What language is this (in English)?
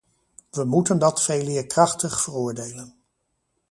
Dutch